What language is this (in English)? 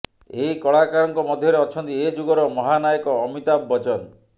Odia